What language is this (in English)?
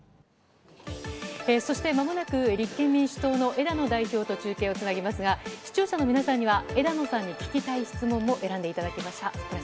Japanese